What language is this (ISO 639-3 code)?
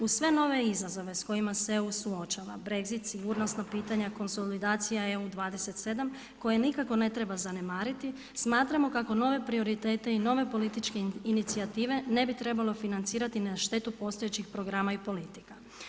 hrv